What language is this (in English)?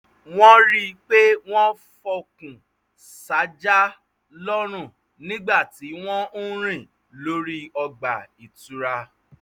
Yoruba